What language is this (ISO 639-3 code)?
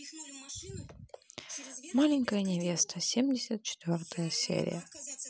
rus